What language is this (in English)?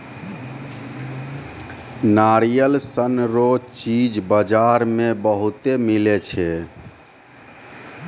Maithili